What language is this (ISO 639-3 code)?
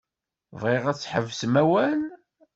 kab